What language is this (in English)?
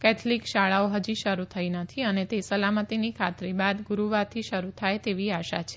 Gujarati